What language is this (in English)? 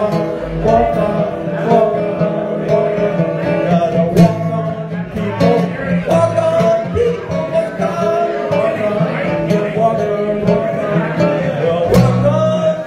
English